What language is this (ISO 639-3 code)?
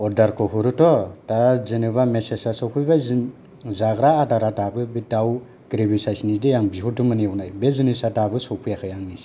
brx